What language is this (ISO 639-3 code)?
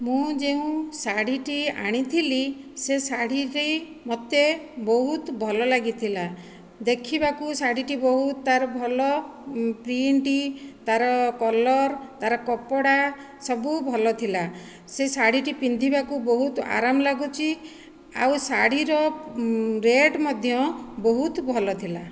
ori